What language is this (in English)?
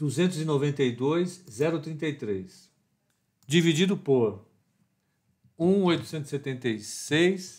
Portuguese